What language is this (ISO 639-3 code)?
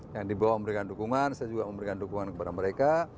ind